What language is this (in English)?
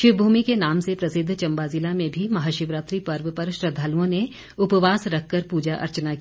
Hindi